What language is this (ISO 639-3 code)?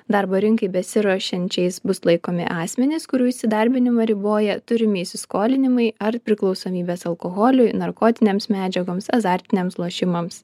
lit